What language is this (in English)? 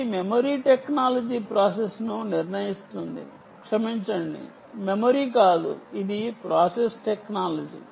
Telugu